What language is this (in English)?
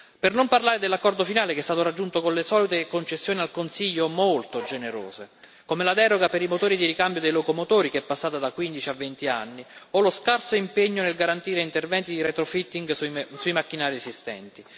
Italian